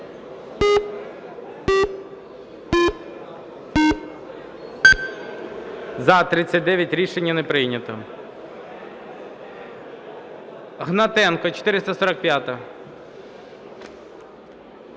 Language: Ukrainian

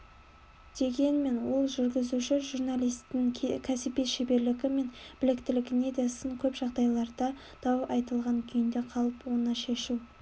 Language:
Kazakh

